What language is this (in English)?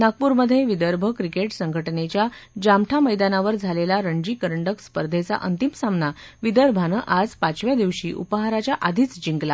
Marathi